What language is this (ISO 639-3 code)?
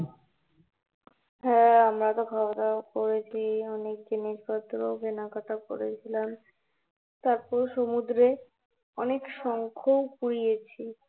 ben